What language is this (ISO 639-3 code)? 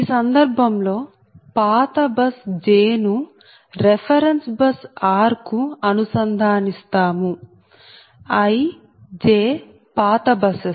tel